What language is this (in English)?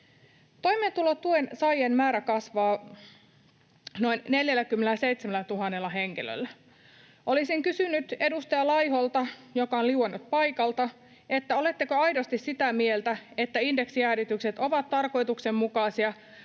Finnish